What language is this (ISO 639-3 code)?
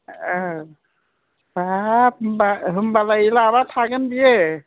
brx